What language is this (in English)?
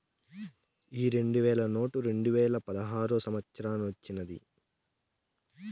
Telugu